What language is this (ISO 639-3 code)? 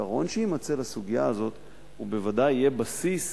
heb